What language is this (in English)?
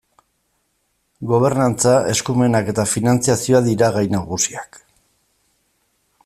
Basque